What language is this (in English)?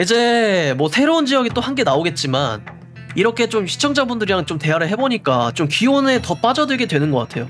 Korean